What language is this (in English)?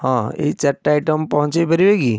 Odia